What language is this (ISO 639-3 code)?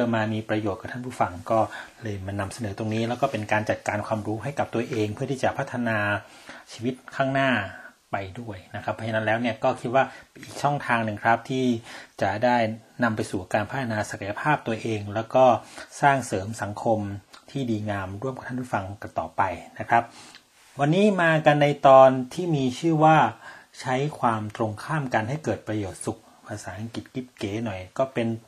tha